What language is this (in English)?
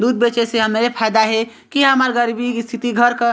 Chhattisgarhi